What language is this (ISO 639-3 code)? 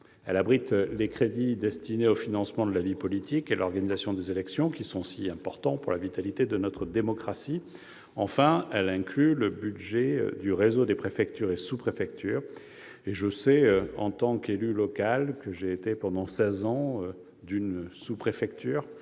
fra